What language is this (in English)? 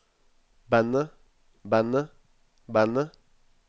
Norwegian